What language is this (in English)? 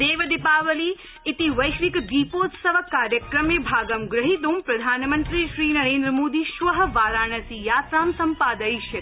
Sanskrit